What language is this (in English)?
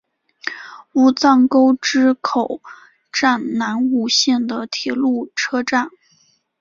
Chinese